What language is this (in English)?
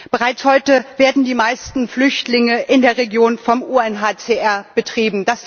German